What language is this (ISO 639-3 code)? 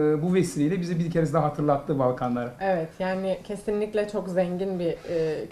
tur